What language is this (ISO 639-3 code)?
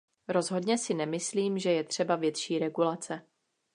ces